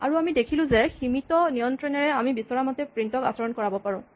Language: Assamese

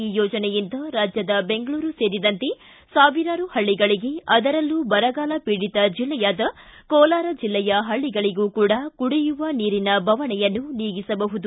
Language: Kannada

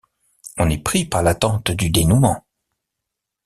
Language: French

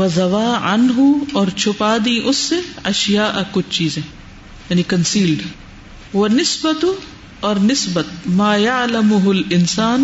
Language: Urdu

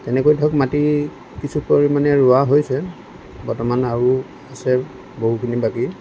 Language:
Assamese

